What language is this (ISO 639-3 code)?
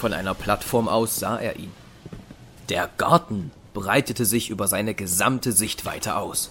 deu